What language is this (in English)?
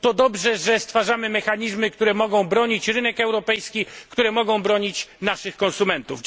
Polish